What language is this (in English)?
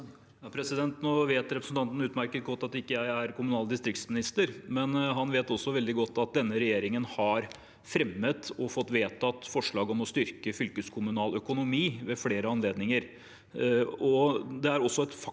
Norwegian